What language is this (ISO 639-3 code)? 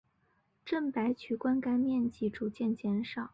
zho